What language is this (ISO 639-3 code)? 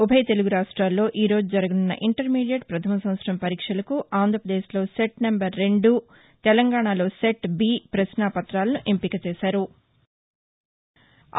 tel